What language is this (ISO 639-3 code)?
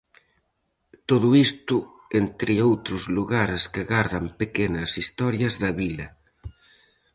glg